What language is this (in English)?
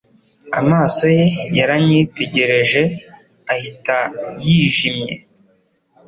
Kinyarwanda